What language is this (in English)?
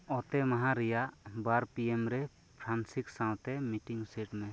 Santali